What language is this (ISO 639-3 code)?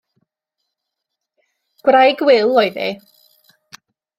cym